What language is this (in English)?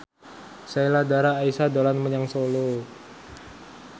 Javanese